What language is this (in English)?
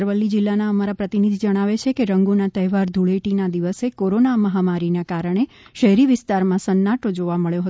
Gujarati